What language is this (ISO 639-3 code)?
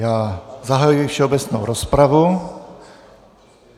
ces